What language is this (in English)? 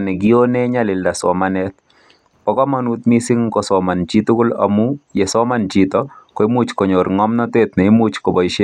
Kalenjin